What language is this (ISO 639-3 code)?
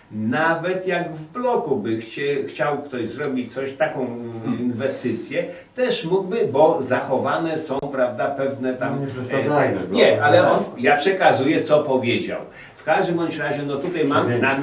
pol